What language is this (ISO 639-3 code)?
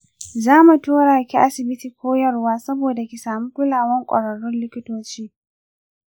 hau